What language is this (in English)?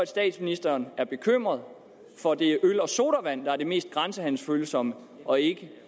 Danish